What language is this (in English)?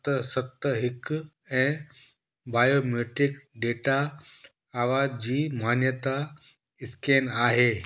Sindhi